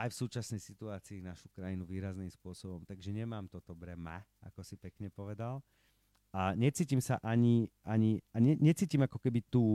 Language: Slovak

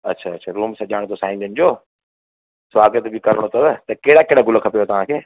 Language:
Sindhi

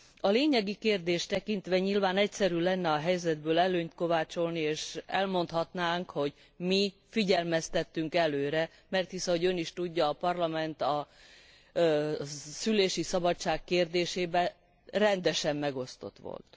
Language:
Hungarian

